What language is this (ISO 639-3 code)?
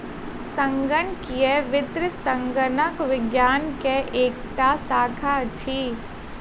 mai